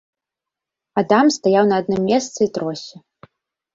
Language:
Belarusian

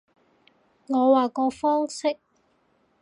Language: Cantonese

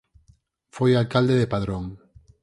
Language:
Galician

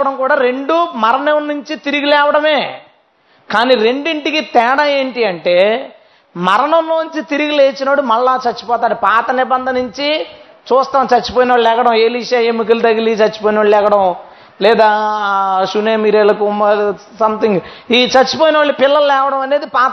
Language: Telugu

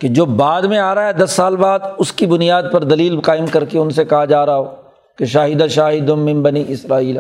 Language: Urdu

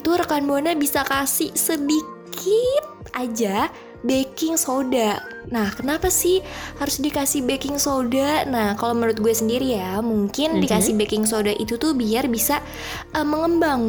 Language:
Indonesian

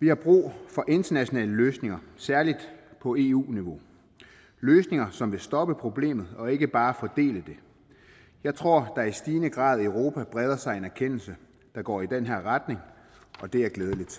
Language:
Danish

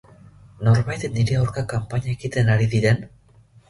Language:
Basque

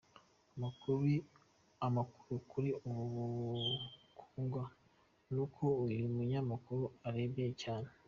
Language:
Kinyarwanda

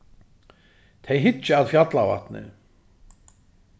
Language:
Faroese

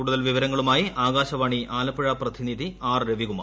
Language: Malayalam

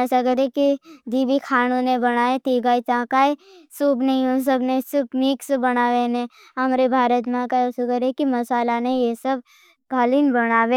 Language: Bhili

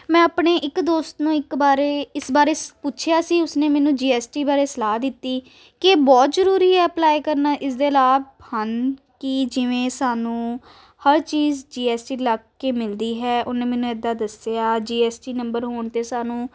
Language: Punjabi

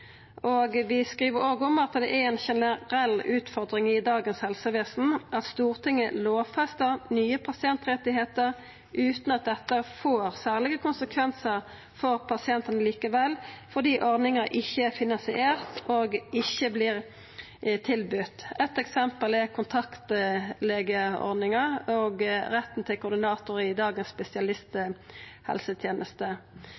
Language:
Norwegian Nynorsk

